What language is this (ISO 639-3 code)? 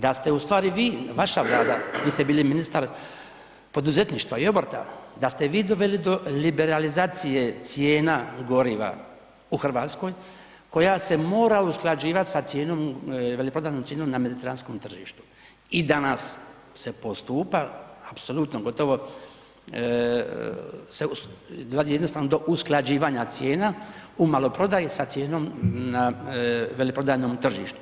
hrv